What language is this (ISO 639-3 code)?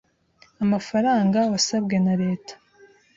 kin